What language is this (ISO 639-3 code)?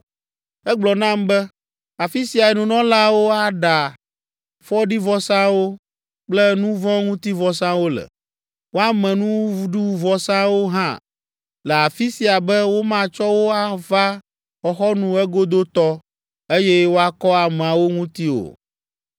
ewe